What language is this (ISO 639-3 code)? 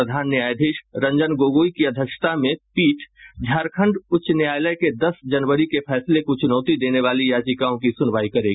hin